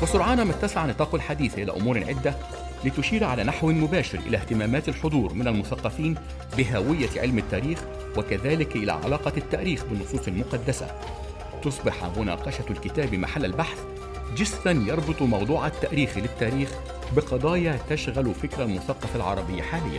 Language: Arabic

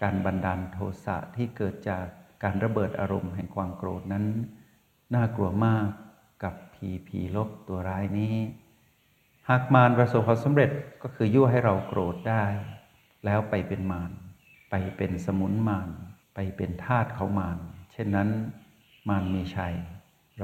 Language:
Thai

